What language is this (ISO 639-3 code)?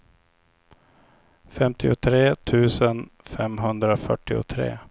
swe